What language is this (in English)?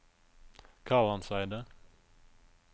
Norwegian